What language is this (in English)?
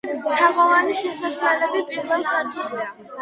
Georgian